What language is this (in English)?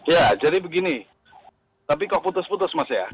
Indonesian